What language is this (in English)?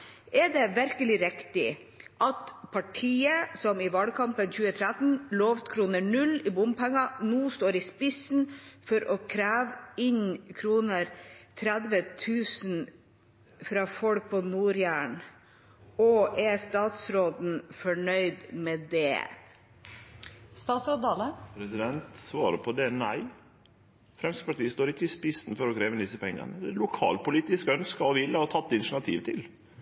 Norwegian